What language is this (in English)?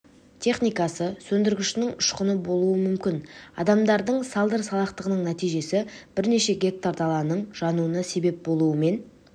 Kazakh